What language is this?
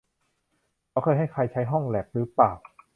Thai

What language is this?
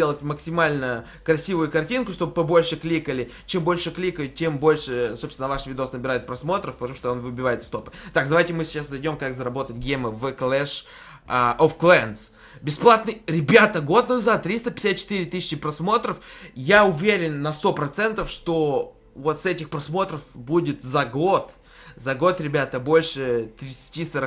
Russian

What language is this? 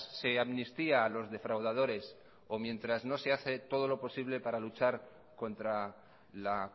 Spanish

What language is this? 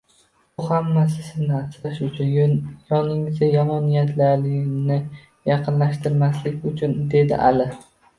Uzbek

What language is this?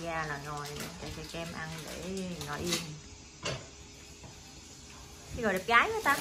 Vietnamese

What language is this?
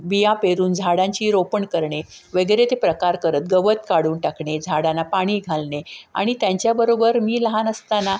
Marathi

